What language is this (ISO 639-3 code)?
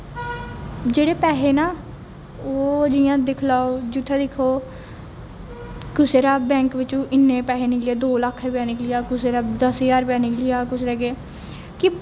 doi